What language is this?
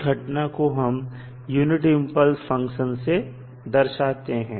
Hindi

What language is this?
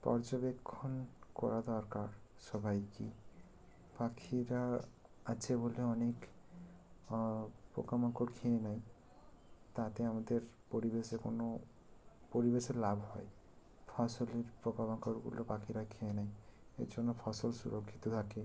Bangla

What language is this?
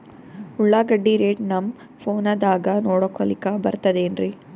Kannada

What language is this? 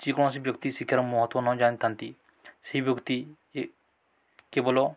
Odia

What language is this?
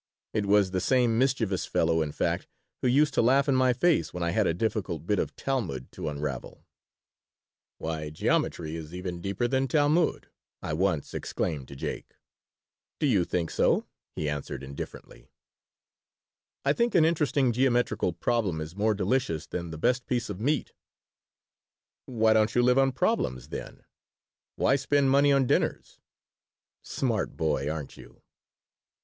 English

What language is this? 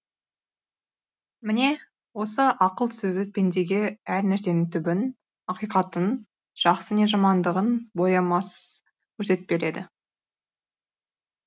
Kazakh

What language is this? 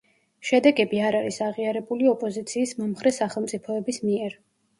Georgian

